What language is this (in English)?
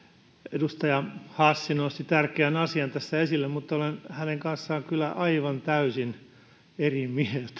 Finnish